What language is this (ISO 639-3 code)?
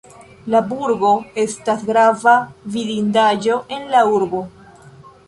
epo